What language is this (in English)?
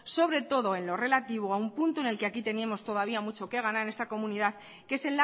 Spanish